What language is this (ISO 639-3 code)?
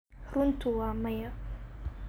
som